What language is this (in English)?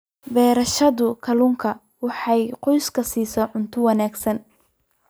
Somali